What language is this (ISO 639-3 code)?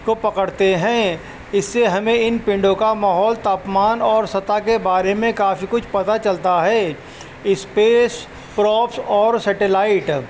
urd